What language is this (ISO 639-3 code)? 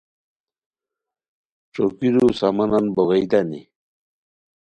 khw